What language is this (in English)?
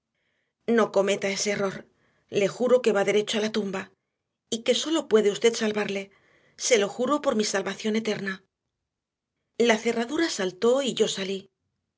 Spanish